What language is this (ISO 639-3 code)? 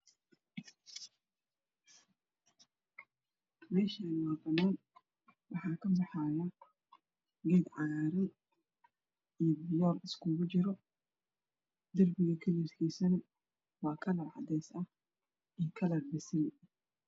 som